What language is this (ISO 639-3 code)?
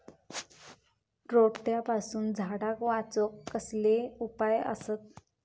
mar